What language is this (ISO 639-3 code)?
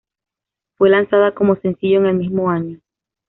spa